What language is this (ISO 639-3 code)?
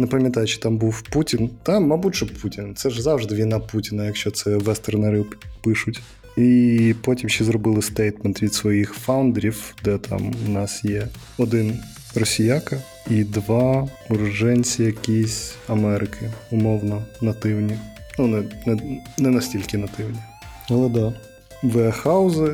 ukr